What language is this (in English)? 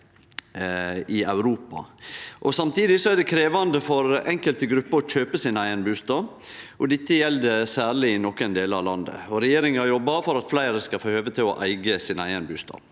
Norwegian